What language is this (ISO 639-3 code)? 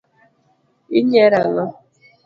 luo